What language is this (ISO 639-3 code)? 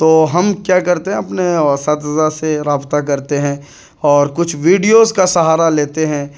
urd